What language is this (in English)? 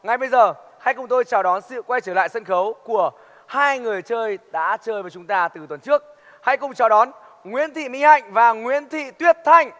Vietnamese